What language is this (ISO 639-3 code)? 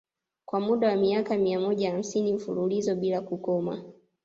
swa